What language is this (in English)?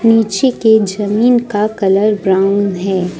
Hindi